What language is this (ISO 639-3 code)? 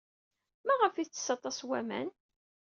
kab